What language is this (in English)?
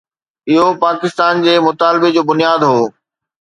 Sindhi